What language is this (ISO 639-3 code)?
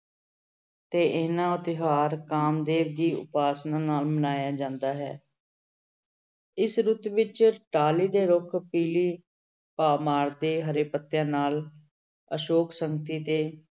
pan